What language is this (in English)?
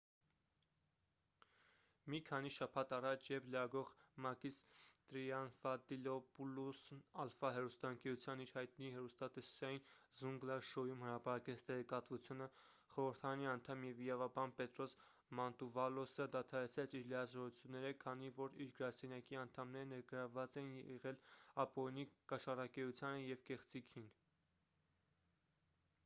Armenian